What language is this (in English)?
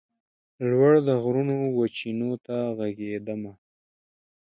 Pashto